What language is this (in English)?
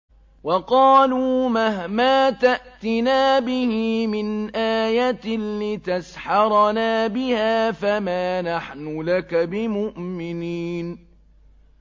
Arabic